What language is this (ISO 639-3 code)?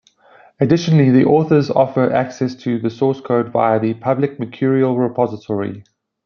eng